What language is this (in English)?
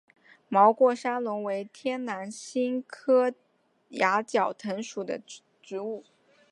Chinese